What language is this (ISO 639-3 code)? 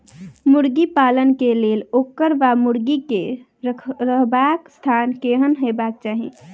mai